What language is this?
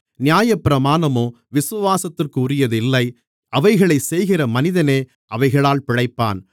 Tamil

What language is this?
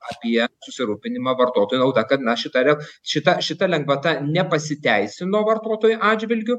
Lithuanian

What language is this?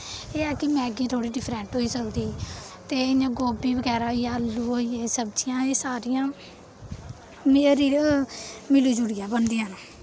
Dogri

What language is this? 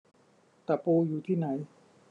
Thai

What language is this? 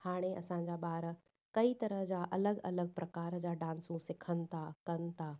Sindhi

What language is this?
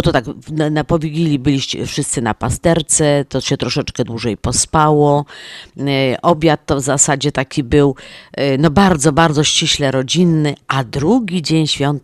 Polish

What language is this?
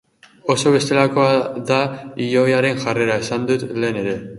Basque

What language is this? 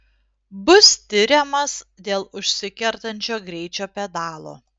Lithuanian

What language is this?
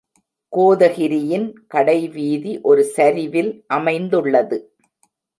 Tamil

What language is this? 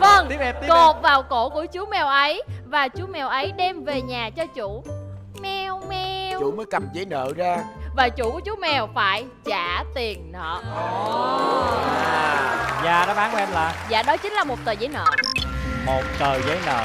Vietnamese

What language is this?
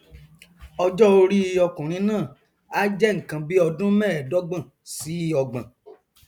Yoruba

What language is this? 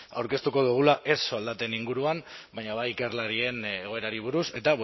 Basque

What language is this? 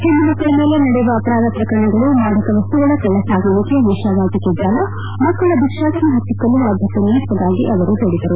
Kannada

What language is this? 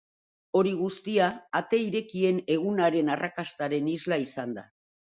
Basque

